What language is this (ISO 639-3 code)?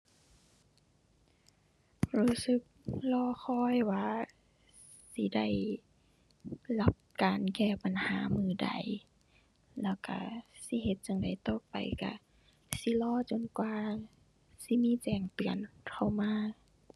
tha